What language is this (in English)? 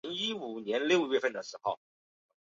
Chinese